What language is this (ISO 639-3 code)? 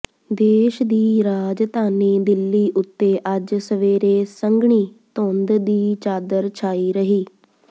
pan